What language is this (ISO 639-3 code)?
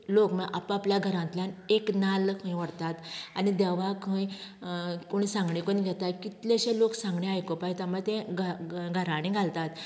kok